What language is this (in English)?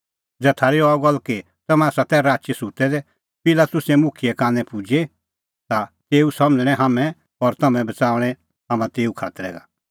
Kullu Pahari